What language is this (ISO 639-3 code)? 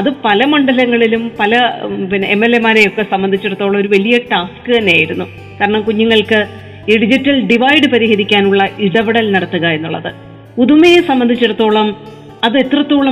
mal